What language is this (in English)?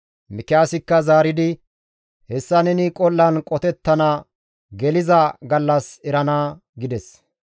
Gamo